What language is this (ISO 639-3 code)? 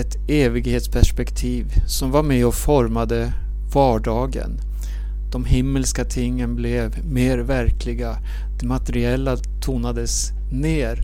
swe